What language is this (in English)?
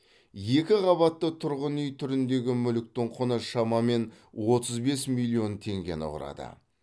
Kazakh